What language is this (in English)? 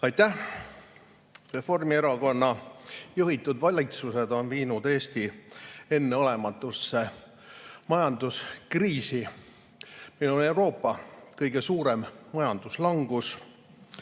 Estonian